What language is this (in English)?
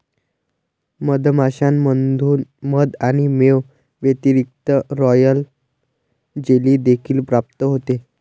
Marathi